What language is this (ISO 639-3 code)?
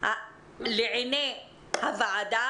heb